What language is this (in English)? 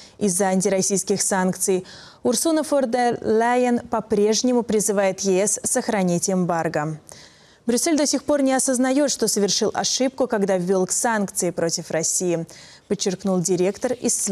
Russian